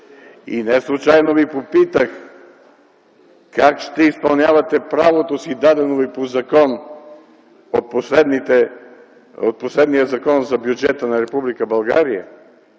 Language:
Bulgarian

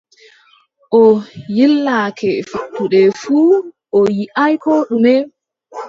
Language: Adamawa Fulfulde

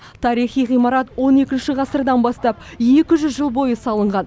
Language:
Kazakh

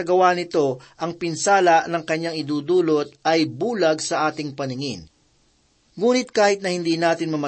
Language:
Filipino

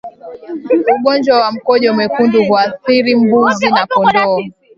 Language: Swahili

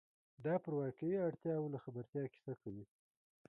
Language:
Pashto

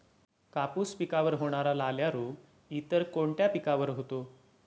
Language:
Marathi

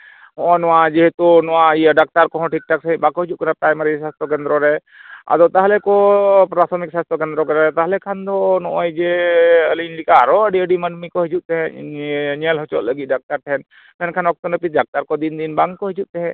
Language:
Santali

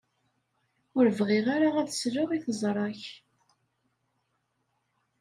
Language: Kabyle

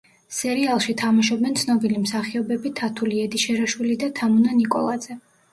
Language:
Georgian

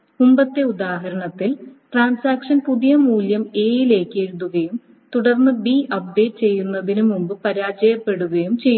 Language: Malayalam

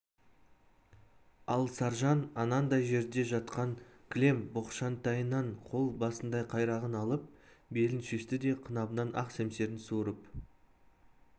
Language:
Kazakh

